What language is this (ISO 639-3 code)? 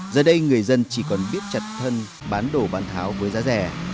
vie